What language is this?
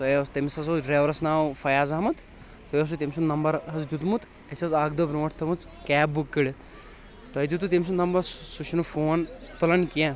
Kashmiri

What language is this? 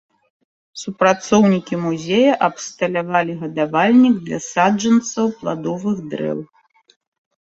Belarusian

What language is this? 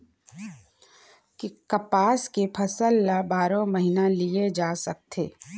Chhattisgarhi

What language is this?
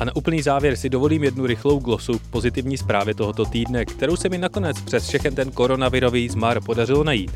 Czech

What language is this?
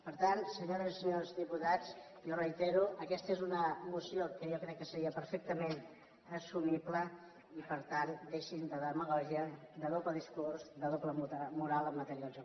Catalan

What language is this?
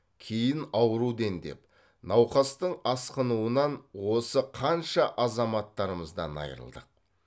Kazakh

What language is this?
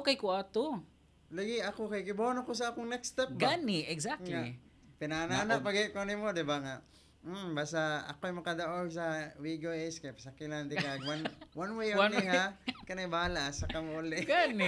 Filipino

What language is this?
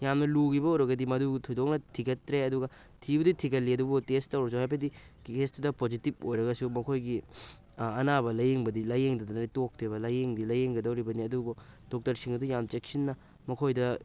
Manipuri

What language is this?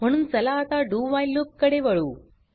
Marathi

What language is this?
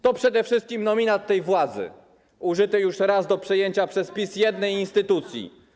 Polish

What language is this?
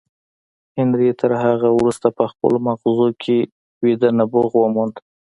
Pashto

